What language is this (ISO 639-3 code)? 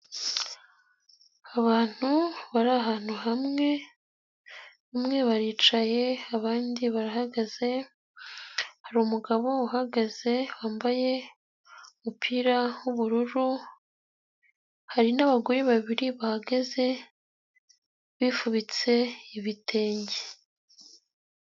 kin